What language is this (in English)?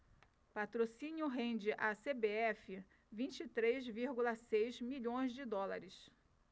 Portuguese